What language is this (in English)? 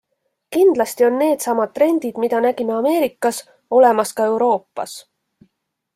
Estonian